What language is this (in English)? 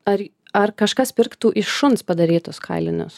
Lithuanian